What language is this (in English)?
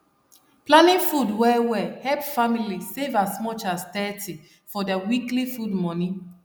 Nigerian Pidgin